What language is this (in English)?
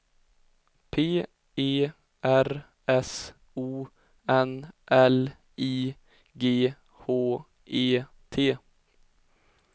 Swedish